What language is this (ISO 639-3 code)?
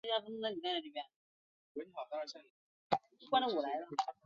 zho